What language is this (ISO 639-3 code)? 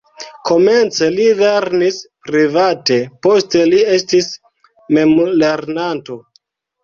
epo